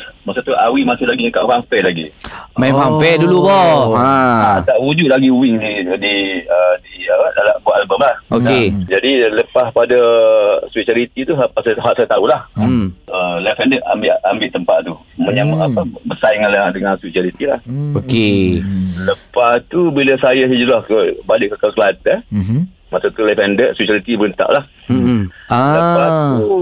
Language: Malay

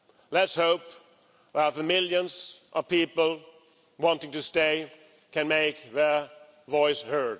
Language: English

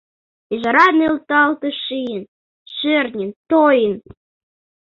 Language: Mari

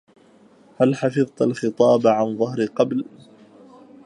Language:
Arabic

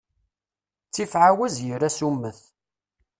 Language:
Kabyle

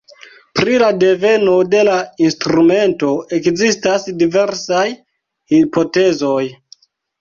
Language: Esperanto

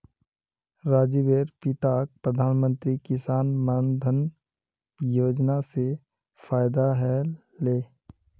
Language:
Magahi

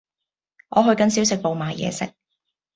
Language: Cantonese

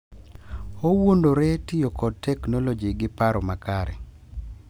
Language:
Luo (Kenya and Tanzania)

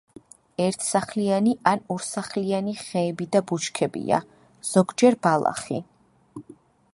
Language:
Georgian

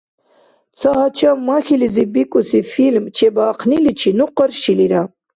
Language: Dargwa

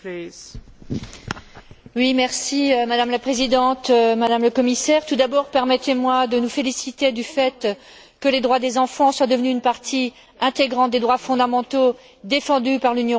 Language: French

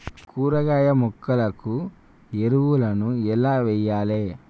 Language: Telugu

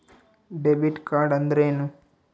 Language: Kannada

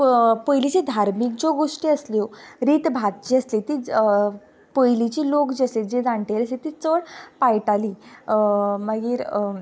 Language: Konkani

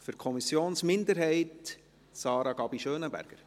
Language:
Swiss German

